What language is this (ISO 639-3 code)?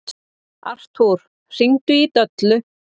isl